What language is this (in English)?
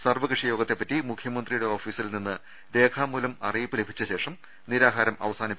Malayalam